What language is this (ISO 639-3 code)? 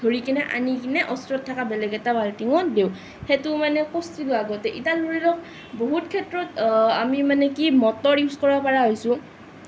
asm